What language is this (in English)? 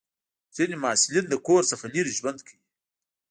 Pashto